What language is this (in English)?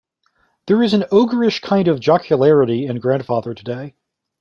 English